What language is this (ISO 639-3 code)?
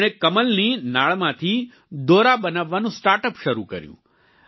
guj